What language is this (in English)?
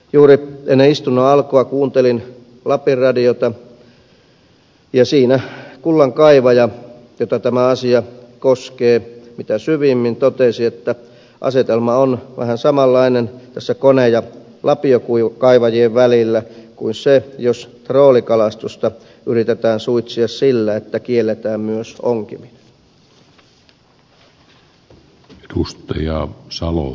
Finnish